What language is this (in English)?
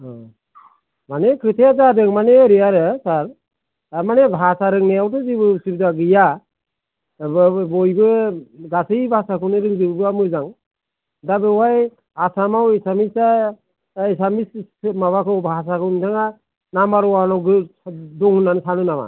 Bodo